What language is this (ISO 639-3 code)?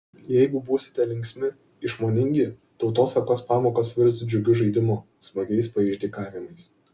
lit